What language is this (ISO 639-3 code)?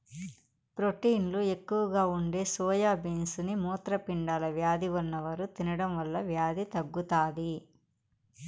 tel